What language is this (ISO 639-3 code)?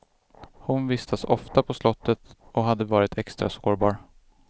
swe